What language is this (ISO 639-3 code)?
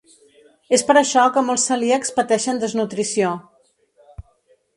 cat